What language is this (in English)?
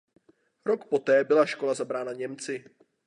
Czech